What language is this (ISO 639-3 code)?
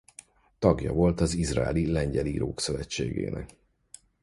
hun